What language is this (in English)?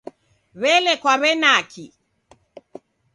Taita